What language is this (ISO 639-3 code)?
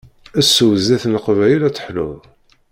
kab